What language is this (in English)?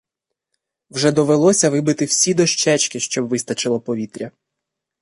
Ukrainian